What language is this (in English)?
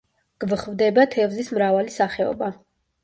Georgian